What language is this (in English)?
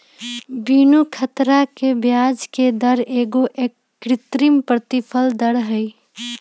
Magahi